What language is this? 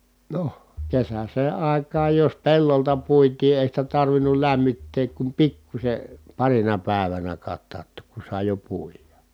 Finnish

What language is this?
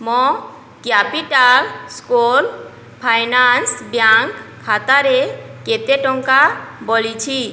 Odia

